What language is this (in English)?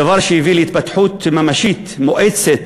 Hebrew